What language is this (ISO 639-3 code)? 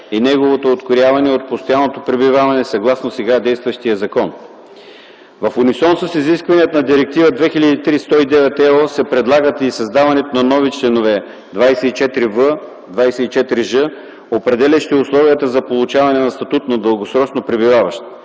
bul